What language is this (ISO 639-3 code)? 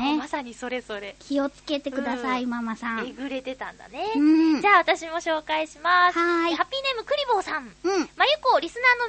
jpn